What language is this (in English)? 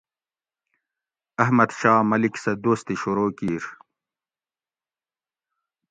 Gawri